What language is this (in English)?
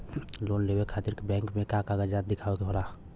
Bhojpuri